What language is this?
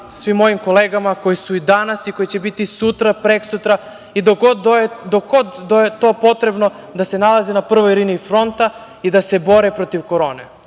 Serbian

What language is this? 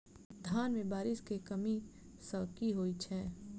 Maithili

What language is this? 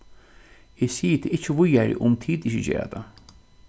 Faroese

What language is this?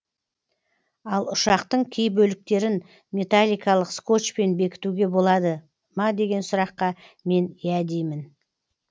Kazakh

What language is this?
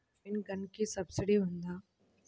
Telugu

